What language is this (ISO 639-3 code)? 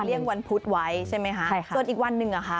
tha